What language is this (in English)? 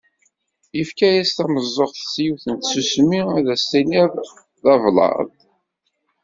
Kabyle